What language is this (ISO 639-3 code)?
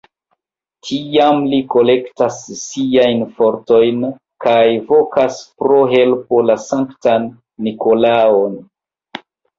epo